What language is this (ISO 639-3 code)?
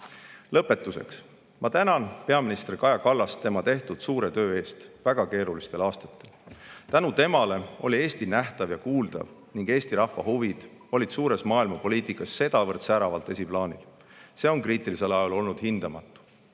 est